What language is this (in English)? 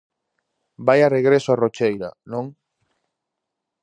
Galician